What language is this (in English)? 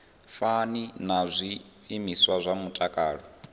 Venda